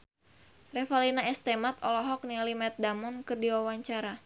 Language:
Sundanese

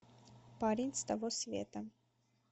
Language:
Russian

